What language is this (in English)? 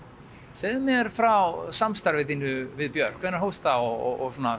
Icelandic